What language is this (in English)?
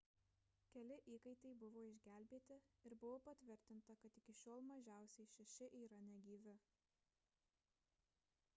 Lithuanian